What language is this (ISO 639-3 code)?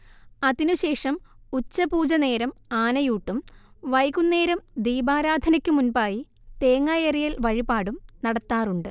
mal